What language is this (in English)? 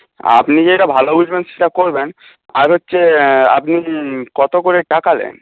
Bangla